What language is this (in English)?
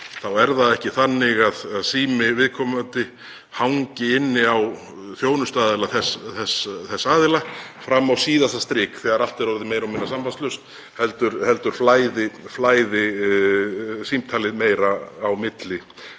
Icelandic